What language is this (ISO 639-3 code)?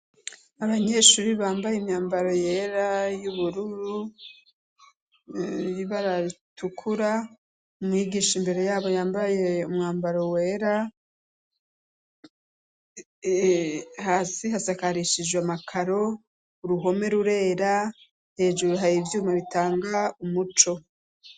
run